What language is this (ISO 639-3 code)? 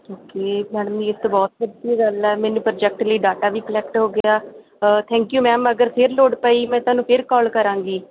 pan